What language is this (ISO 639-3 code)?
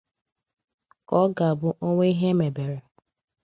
ibo